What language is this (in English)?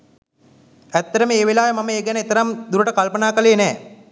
Sinhala